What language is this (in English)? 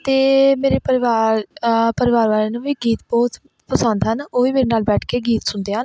Punjabi